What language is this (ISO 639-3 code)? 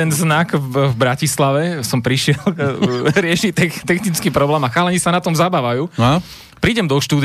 slk